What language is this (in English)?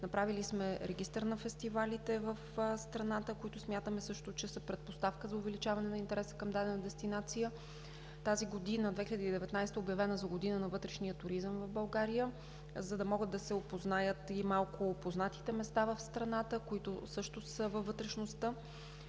Bulgarian